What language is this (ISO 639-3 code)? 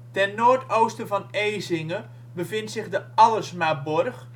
nld